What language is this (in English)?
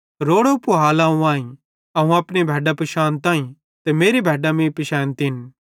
Bhadrawahi